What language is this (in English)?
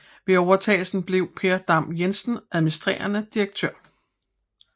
Danish